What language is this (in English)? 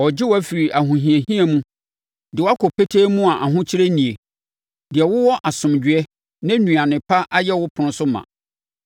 Akan